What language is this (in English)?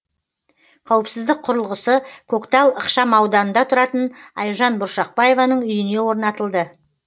Kazakh